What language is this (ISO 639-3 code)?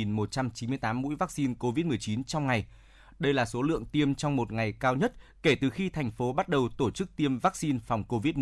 vie